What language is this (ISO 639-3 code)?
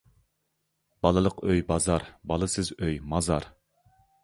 uig